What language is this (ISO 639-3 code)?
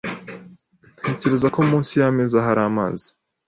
kin